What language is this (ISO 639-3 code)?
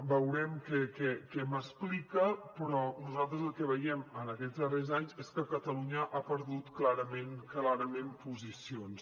cat